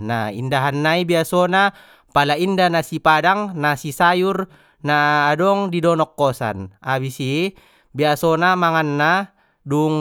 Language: Batak Mandailing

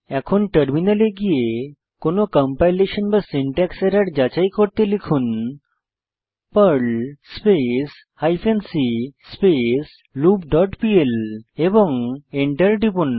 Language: Bangla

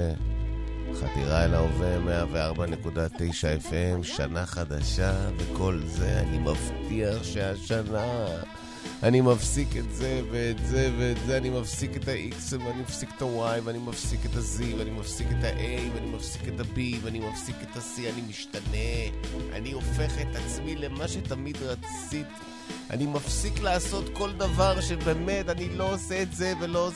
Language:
Hebrew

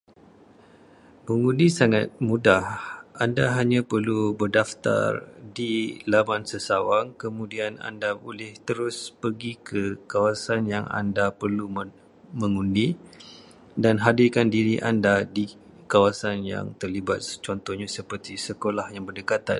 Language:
Malay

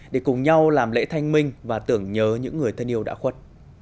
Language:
Vietnamese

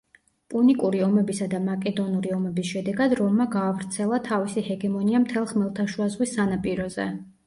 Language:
Georgian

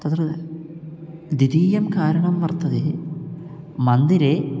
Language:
Sanskrit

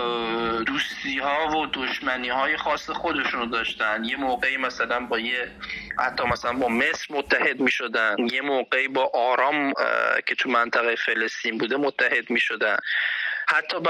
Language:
Persian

